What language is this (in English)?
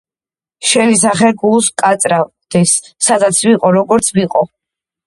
Georgian